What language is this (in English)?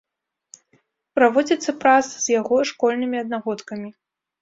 Belarusian